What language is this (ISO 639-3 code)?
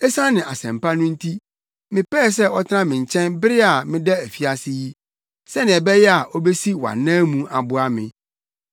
aka